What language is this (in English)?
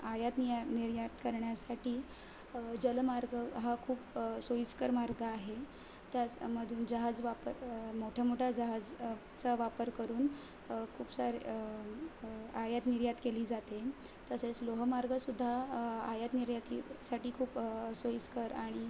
Marathi